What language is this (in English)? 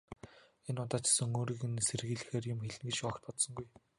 Mongolian